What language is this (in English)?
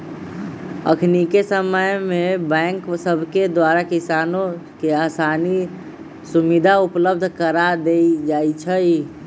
Magahi